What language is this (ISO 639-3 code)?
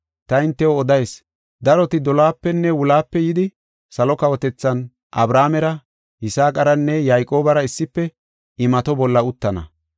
gof